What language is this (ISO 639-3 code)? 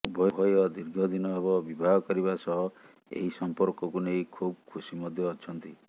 ori